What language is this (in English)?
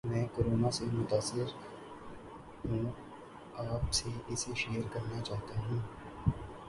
Urdu